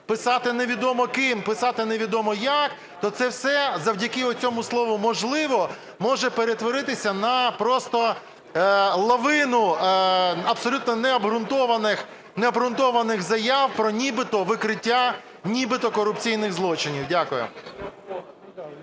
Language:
Ukrainian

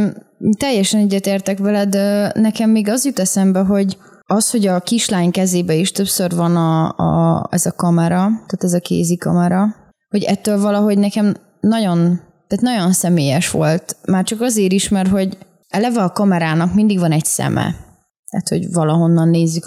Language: Hungarian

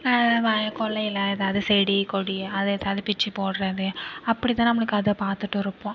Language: Tamil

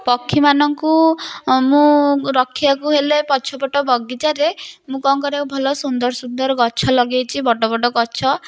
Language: Odia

